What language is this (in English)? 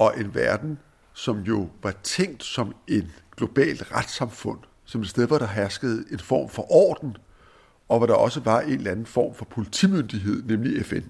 Danish